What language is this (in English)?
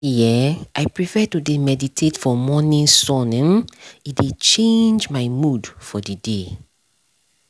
Nigerian Pidgin